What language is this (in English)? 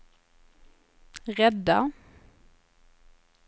Swedish